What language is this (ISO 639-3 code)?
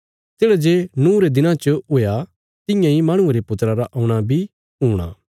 kfs